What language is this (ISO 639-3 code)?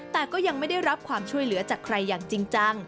tha